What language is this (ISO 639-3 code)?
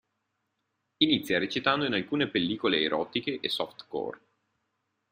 ita